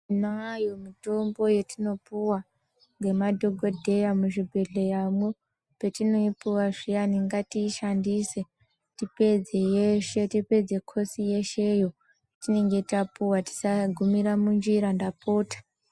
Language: Ndau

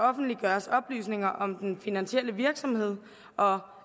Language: Danish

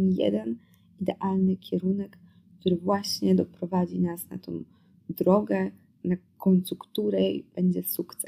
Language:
Polish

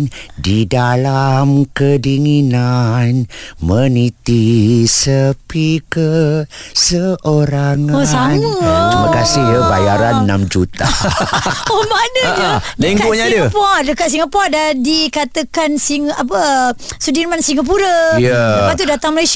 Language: Malay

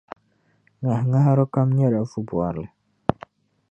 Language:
Dagbani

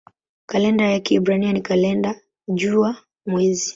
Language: Swahili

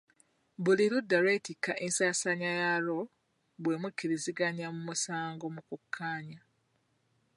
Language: Ganda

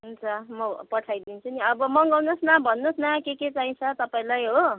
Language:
Nepali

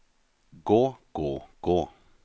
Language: Norwegian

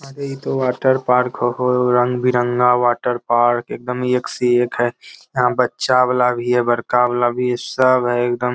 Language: Magahi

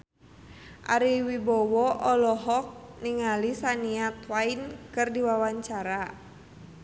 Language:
Sundanese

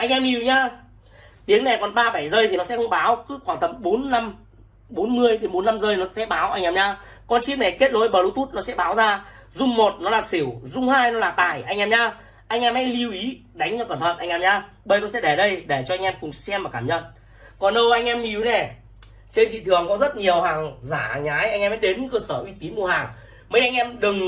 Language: Vietnamese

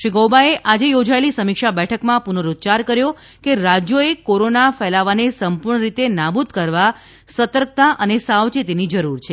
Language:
Gujarati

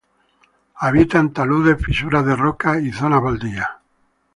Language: Spanish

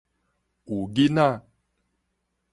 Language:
Min Nan Chinese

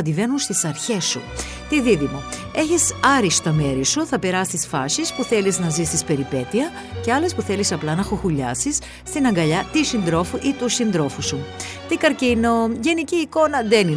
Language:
Greek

